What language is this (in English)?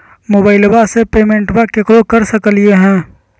Magahi